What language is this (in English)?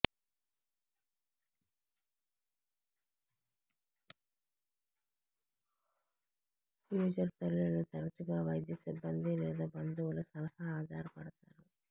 Telugu